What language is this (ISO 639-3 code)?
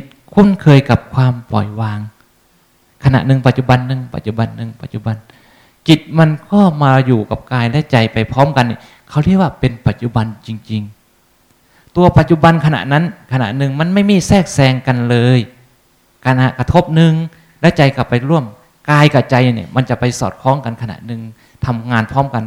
tha